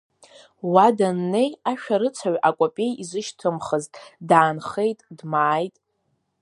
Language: Abkhazian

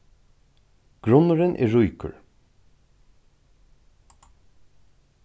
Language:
Faroese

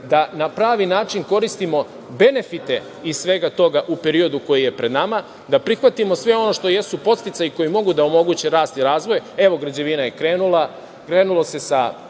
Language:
Serbian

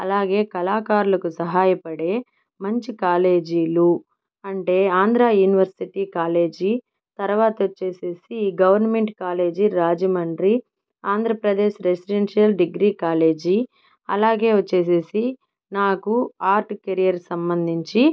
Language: Telugu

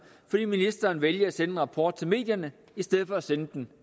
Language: Danish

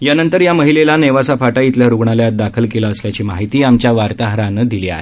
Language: Marathi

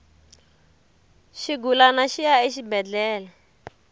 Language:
Tsonga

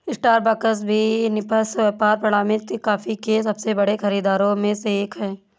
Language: Hindi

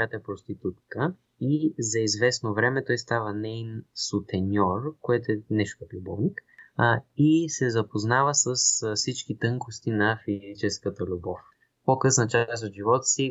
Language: Bulgarian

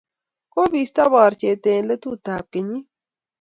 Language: Kalenjin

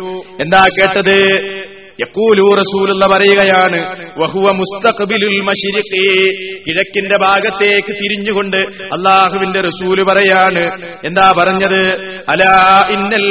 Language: Malayalam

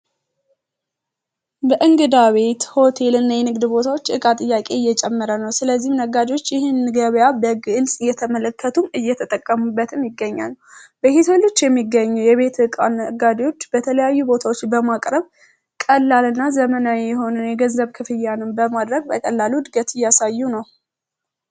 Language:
Amharic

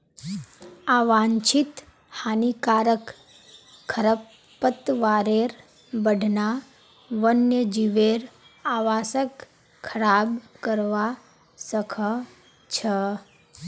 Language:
Magahi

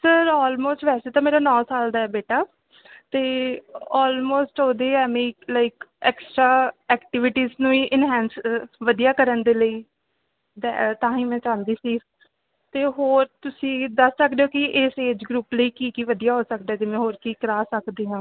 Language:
Punjabi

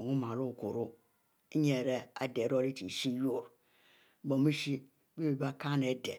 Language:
Mbe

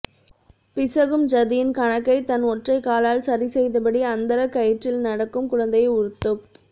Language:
Tamil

